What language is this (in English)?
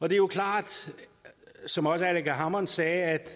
Danish